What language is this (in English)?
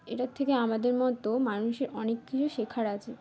Bangla